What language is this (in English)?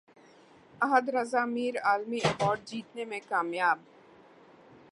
Urdu